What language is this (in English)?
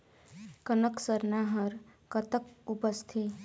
Chhattisgarhi